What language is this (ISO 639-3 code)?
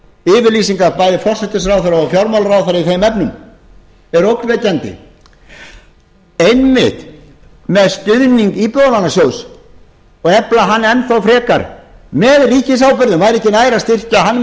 isl